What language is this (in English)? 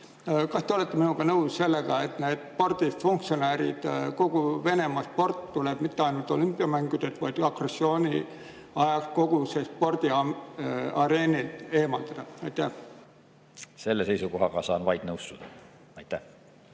Estonian